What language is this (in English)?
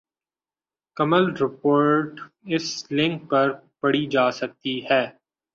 Urdu